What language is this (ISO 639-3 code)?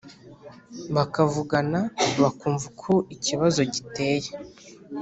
kin